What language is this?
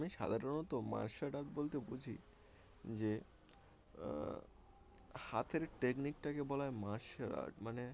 Bangla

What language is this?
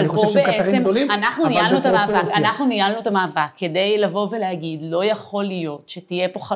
Hebrew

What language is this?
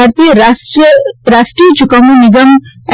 Gujarati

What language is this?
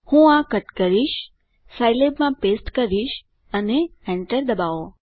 Gujarati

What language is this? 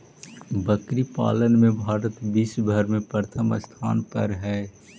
Magahi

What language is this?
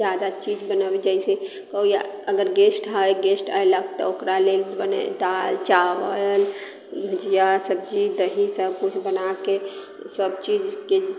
Maithili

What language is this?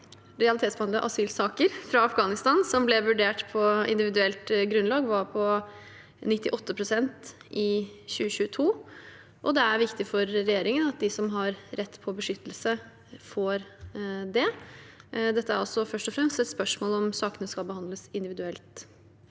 Norwegian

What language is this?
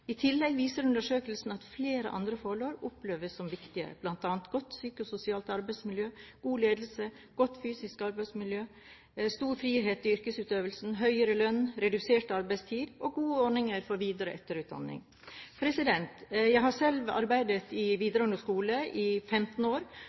Norwegian Bokmål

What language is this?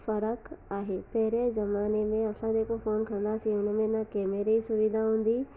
Sindhi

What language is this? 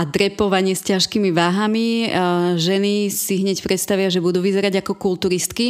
Slovak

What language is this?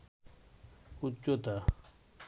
Bangla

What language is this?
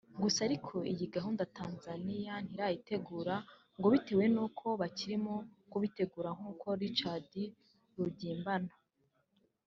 Kinyarwanda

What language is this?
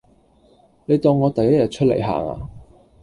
Cantonese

